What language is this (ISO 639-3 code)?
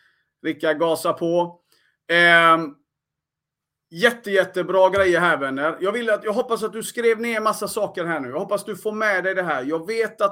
swe